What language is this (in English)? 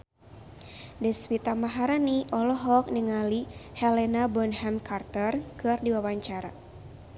Sundanese